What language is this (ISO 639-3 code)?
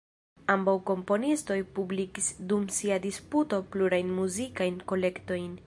epo